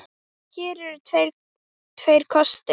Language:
Icelandic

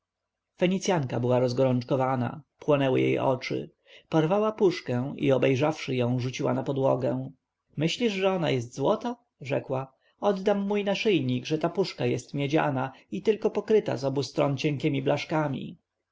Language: Polish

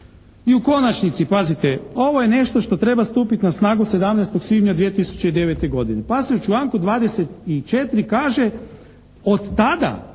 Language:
Croatian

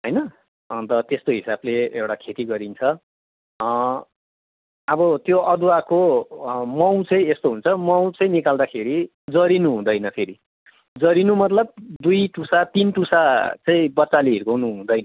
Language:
Nepali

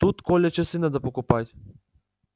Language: Russian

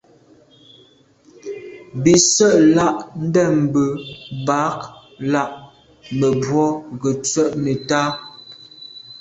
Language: Medumba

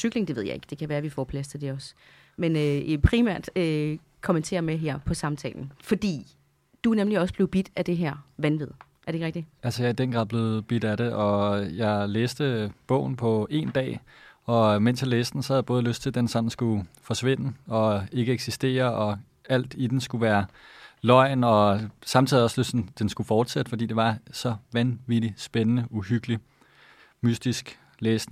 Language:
Danish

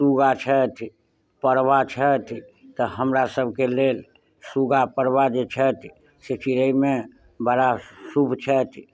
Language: Maithili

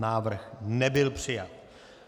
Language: Czech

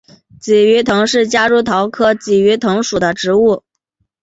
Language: Chinese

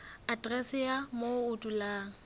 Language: Southern Sotho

